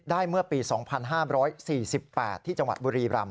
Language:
Thai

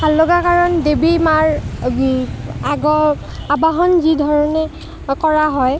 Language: Assamese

